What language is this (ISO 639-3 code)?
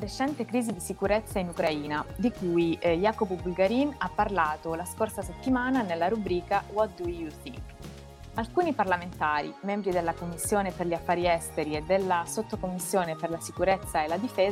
ita